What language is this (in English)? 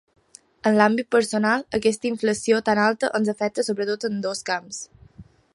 Catalan